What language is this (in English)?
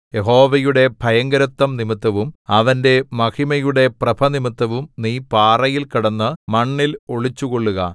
Malayalam